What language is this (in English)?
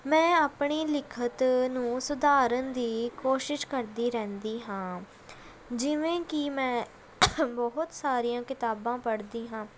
Punjabi